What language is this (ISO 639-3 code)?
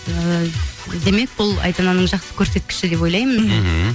kaz